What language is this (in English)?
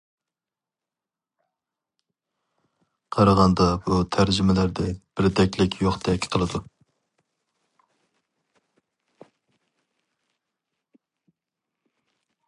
Uyghur